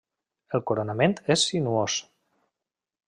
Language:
Catalan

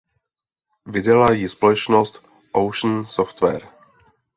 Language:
Czech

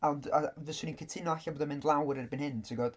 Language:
Welsh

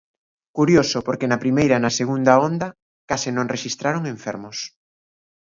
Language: Galician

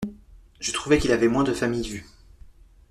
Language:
French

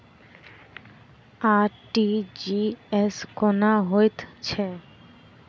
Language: Maithili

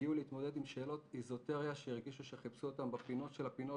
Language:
Hebrew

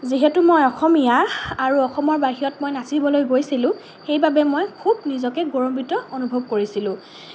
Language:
Assamese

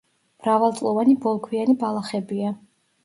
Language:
Georgian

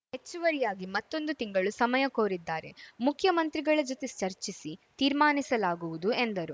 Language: Kannada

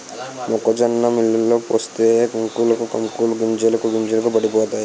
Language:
Telugu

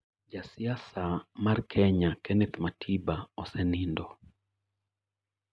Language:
Luo (Kenya and Tanzania)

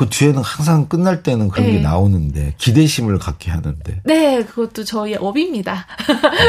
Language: Korean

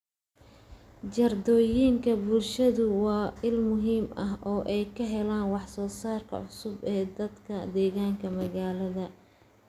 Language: Somali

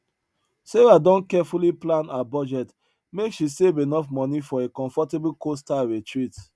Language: Nigerian Pidgin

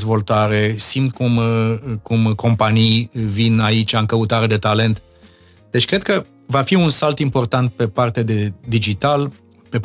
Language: Romanian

